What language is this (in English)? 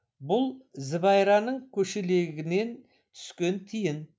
Kazakh